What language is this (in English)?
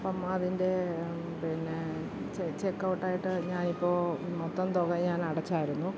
Malayalam